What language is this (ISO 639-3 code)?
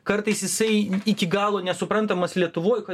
lit